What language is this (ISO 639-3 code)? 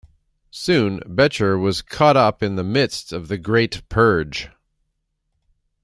eng